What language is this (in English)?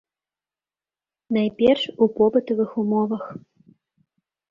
Belarusian